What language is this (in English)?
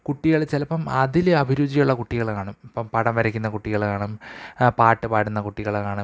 Malayalam